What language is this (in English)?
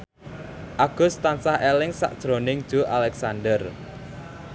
Javanese